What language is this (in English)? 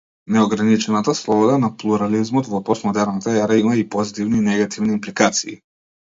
Macedonian